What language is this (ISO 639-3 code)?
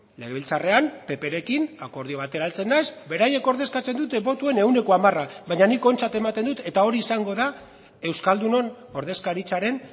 eus